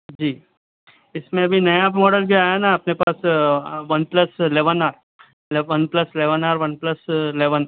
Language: Urdu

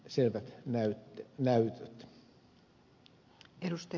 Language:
Finnish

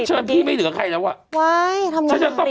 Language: Thai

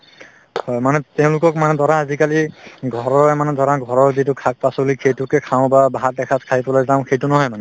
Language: Assamese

